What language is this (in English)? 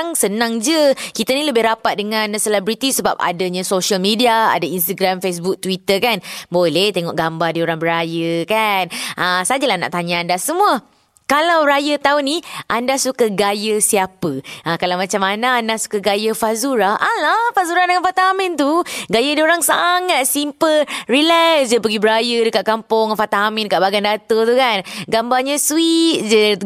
Malay